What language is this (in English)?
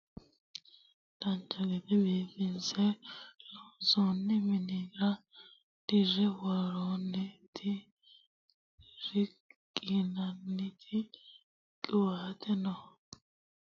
Sidamo